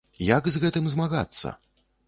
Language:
Belarusian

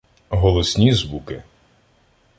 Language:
Ukrainian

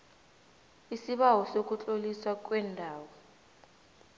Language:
South Ndebele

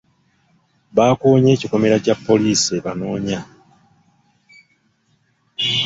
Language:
Ganda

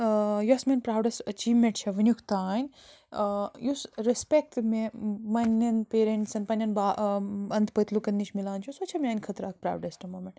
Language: Kashmiri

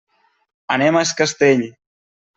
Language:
Catalan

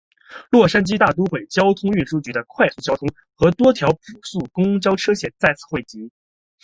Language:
Chinese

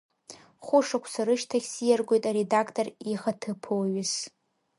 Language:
Abkhazian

